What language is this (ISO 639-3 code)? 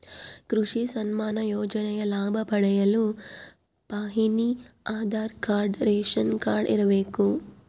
kan